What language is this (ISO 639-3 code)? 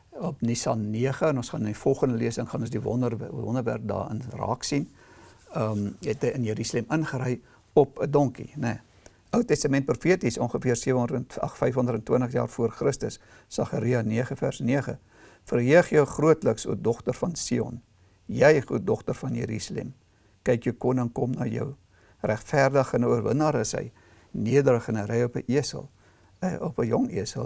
nld